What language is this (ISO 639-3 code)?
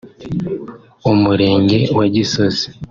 kin